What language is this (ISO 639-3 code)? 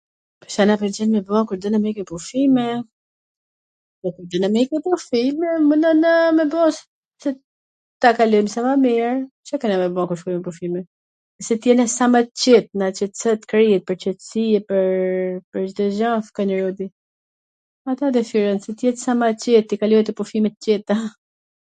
aln